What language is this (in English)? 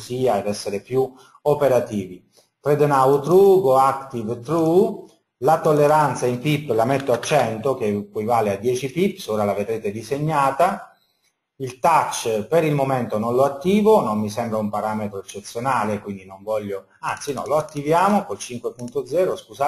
Italian